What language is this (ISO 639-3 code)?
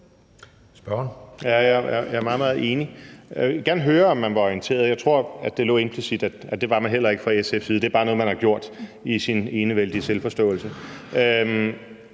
dan